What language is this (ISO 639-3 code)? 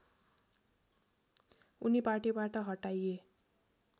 nep